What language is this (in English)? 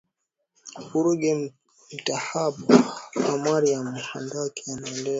Swahili